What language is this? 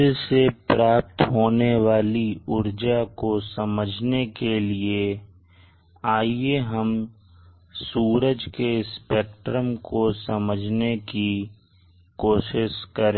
Hindi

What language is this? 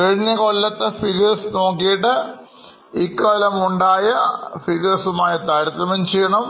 Malayalam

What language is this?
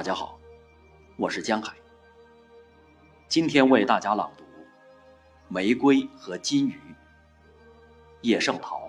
Chinese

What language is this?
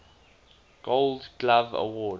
English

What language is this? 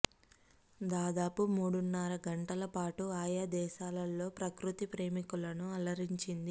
Telugu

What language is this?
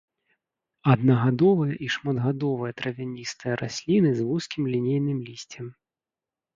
Belarusian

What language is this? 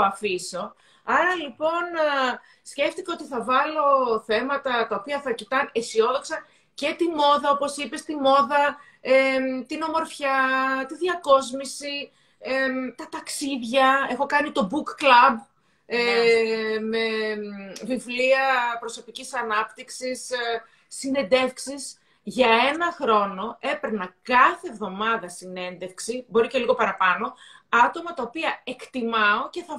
Greek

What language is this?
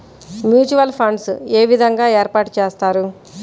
Telugu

